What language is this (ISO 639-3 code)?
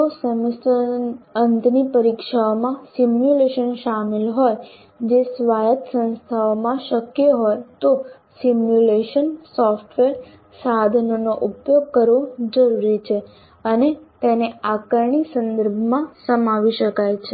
guj